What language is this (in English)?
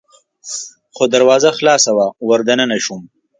Pashto